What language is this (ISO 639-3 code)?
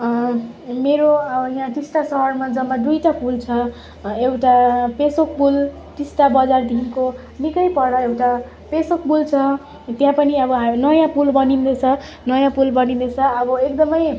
nep